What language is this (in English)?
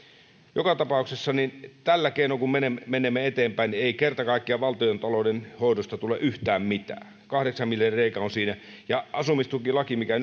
Finnish